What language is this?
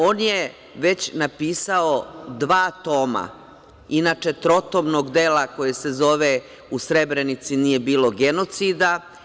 Serbian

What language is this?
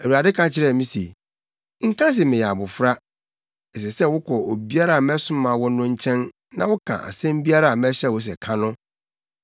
Akan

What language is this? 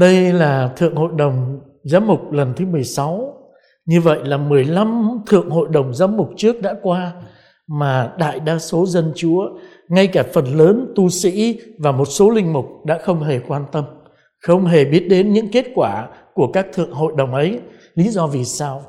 Vietnamese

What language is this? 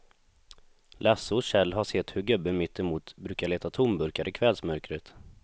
Swedish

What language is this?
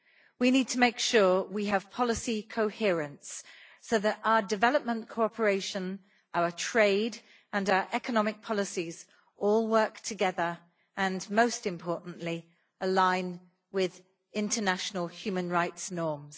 English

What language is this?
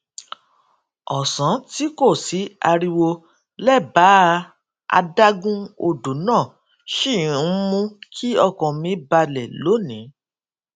Yoruba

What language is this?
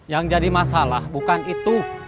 Indonesian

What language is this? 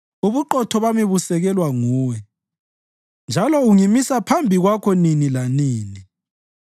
North Ndebele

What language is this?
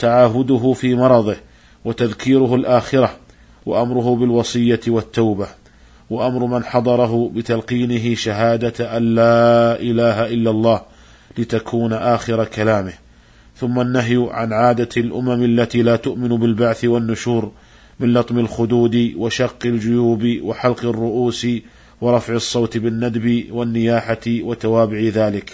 Arabic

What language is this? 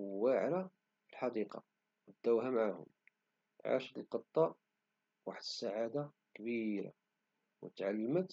Moroccan Arabic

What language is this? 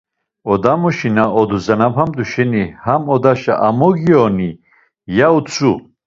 Laz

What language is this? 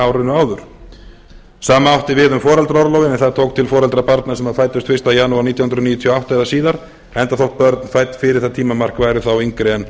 Icelandic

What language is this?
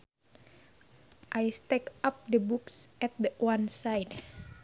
Sundanese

